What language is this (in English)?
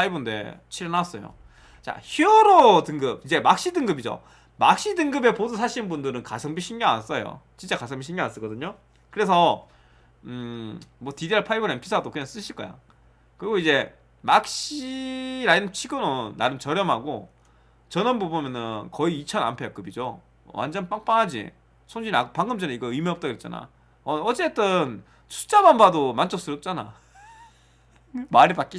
Korean